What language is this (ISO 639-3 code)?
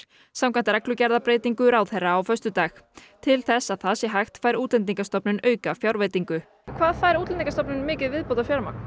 isl